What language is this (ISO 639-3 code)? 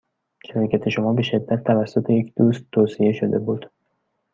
fas